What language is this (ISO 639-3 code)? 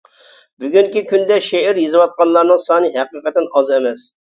uig